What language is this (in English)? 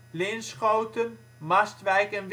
Dutch